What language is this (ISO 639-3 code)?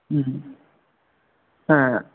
san